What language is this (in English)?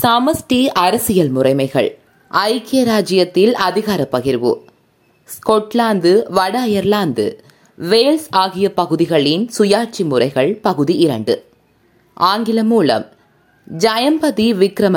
Tamil